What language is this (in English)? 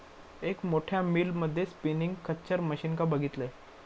Marathi